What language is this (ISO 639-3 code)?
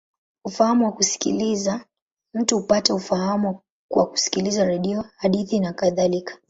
swa